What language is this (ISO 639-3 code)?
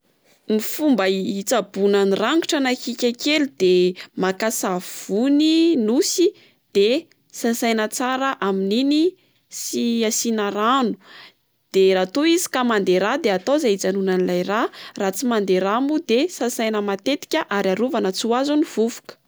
mlg